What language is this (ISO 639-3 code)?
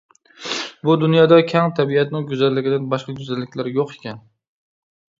uig